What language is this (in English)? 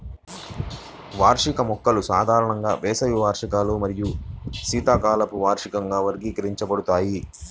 Telugu